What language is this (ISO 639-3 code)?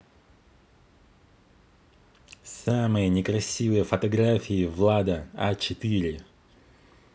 rus